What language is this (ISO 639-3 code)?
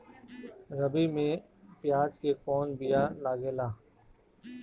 bho